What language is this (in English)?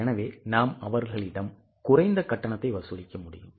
Tamil